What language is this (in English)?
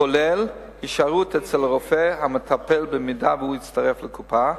Hebrew